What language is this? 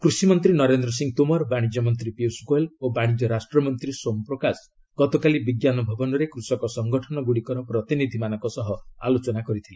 Odia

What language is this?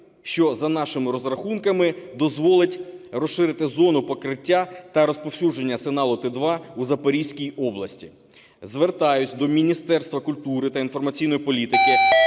Ukrainian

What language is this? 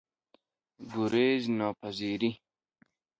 Persian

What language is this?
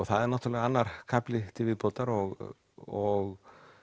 Icelandic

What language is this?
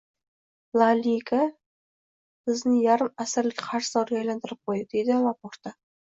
Uzbek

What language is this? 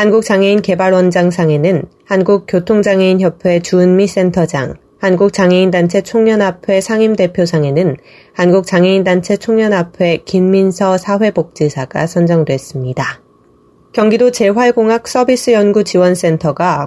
Korean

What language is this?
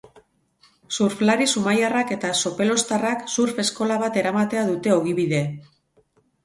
Basque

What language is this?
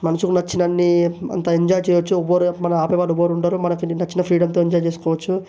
Telugu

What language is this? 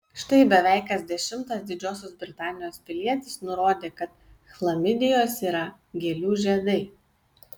Lithuanian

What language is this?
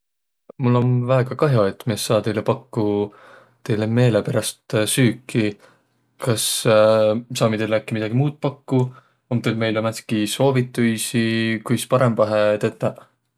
Võro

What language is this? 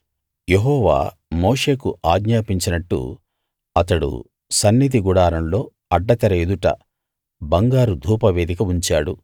Telugu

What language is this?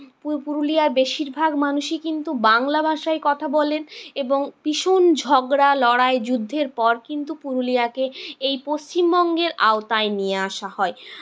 Bangla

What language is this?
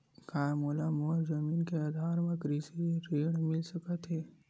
Chhattisgarhi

